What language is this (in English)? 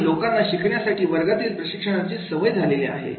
Marathi